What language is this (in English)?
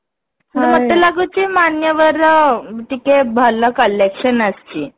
Odia